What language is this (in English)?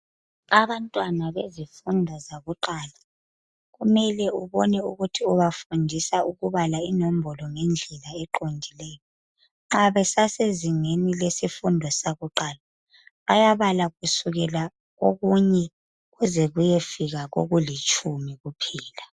North Ndebele